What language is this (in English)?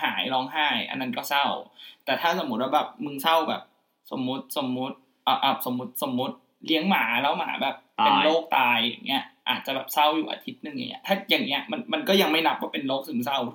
Thai